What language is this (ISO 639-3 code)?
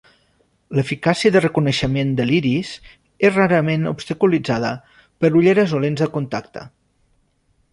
cat